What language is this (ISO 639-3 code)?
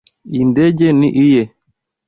kin